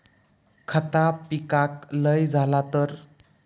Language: Marathi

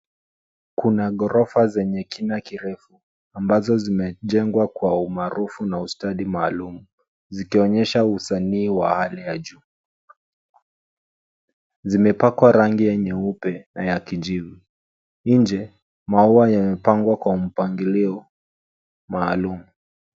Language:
Swahili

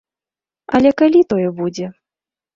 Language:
Belarusian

